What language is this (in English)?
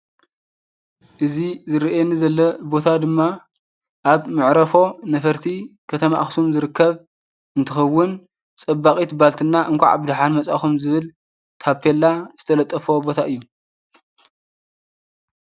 Tigrinya